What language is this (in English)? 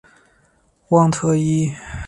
Chinese